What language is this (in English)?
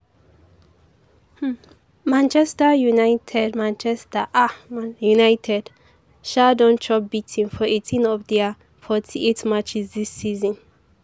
Nigerian Pidgin